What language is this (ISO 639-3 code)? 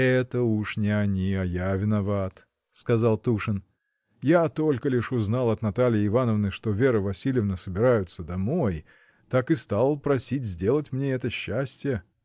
rus